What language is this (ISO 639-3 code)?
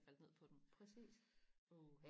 dan